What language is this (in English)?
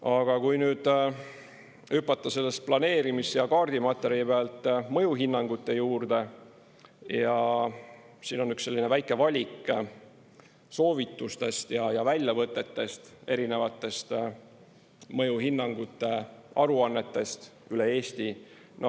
Estonian